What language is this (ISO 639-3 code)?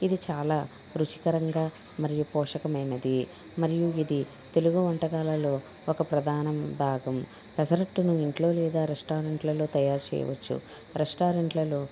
tel